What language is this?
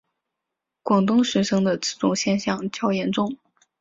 Chinese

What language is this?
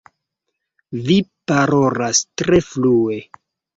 Esperanto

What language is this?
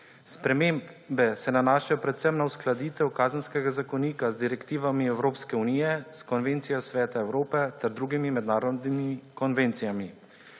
Slovenian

